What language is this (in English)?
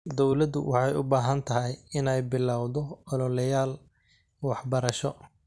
Somali